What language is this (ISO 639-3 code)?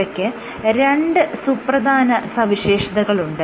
mal